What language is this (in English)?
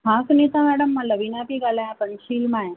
Sindhi